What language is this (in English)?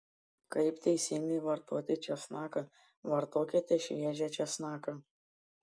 Lithuanian